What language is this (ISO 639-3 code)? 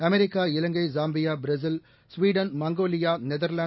tam